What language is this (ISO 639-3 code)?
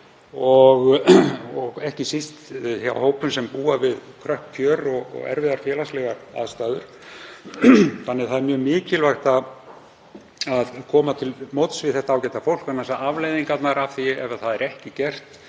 isl